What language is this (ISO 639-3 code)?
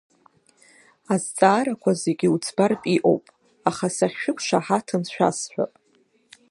abk